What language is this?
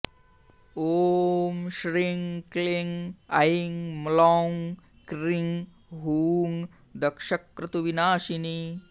Sanskrit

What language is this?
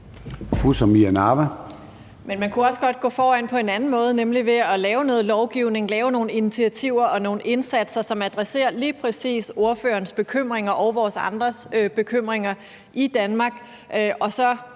Danish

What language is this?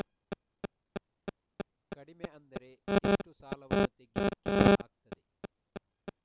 Kannada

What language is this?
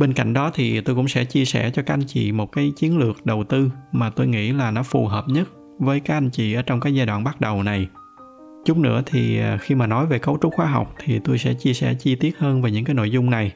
Vietnamese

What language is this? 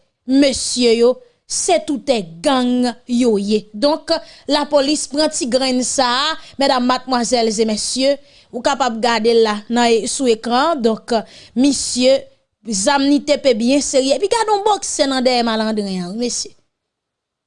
French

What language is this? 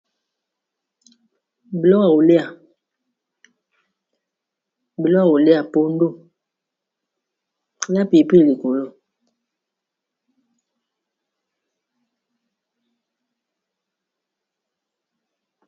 Lingala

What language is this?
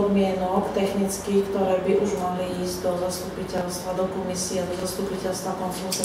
Slovak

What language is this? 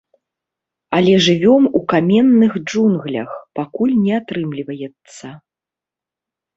Belarusian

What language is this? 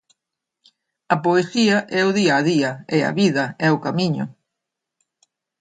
Galician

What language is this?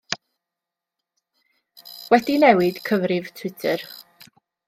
Welsh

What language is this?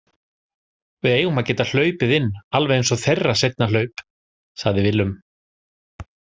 Icelandic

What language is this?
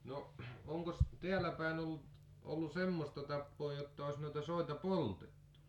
Finnish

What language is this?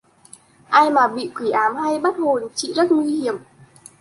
Vietnamese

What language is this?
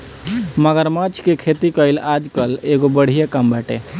Bhojpuri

